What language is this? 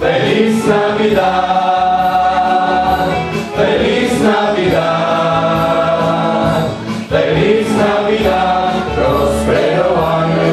Indonesian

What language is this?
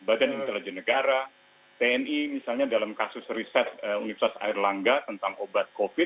Indonesian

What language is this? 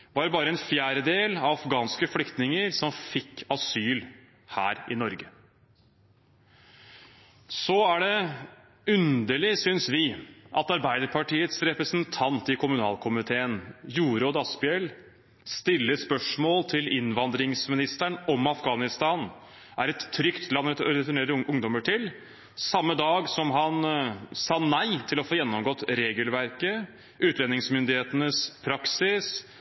Norwegian Bokmål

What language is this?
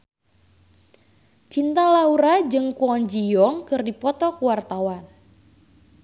Sundanese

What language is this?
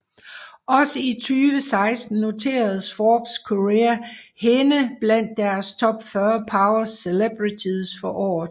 Danish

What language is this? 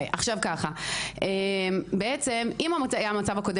Hebrew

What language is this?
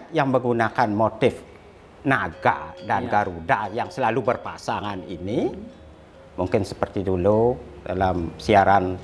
Indonesian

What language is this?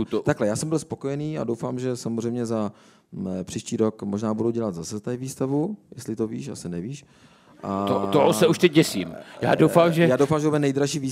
Czech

